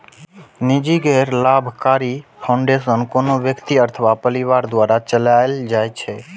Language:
Maithili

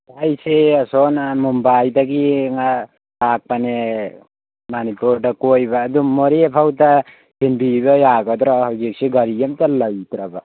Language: Manipuri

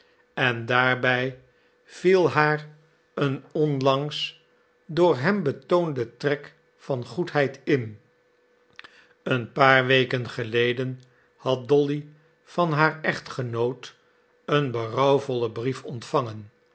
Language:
Dutch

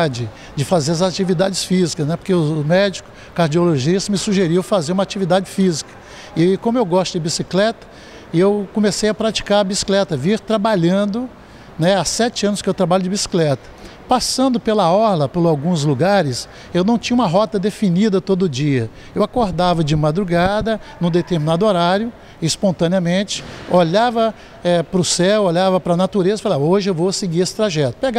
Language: Portuguese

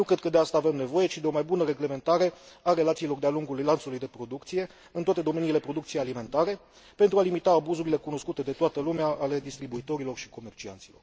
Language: Romanian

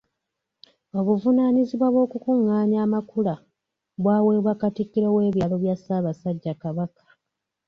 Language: Ganda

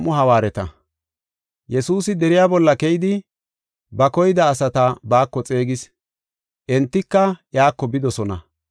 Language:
Gofa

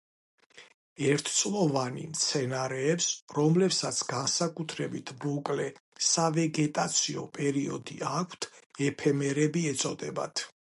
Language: Georgian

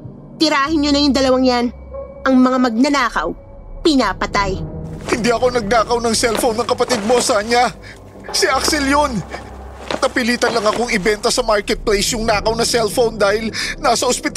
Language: Filipino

